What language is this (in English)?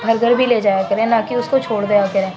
Urdu